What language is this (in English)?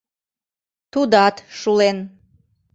Mari